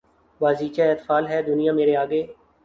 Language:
Urdu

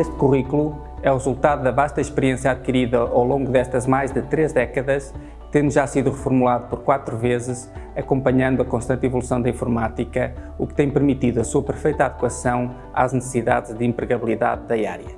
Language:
Portuguese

